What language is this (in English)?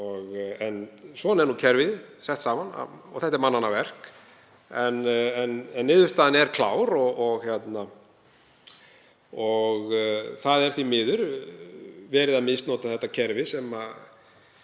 Icelandic